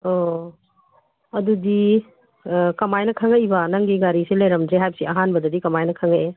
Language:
Manipuri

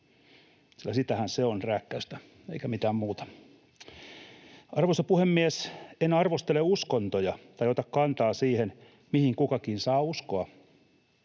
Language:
Finnish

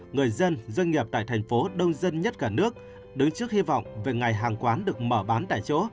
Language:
Vietnamese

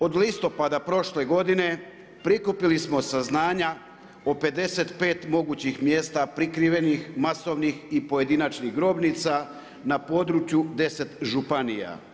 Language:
Croatian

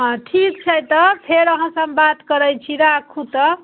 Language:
Maithili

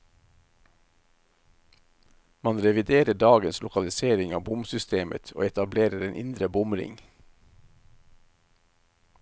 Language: Norwegian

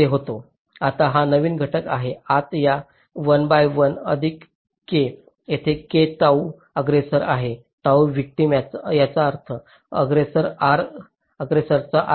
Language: Marathi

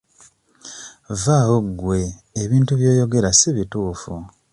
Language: Ganda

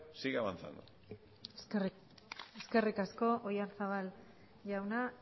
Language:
Basque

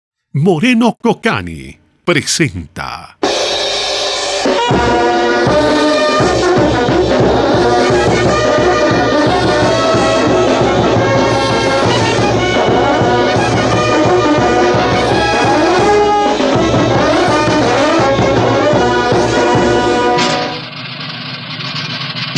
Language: Spanish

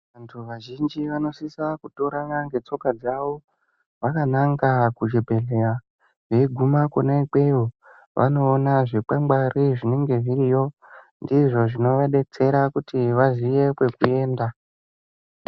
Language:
Ndau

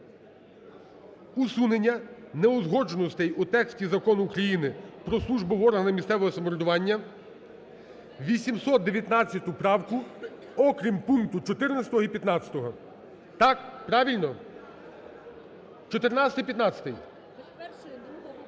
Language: Ukrainian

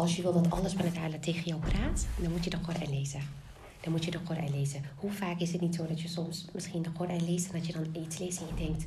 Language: Dutch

